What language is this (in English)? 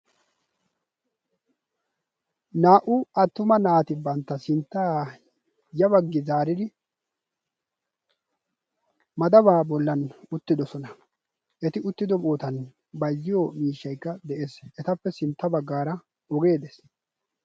Wolaytta